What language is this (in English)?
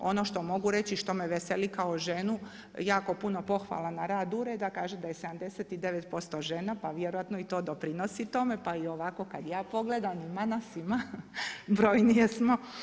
Croatian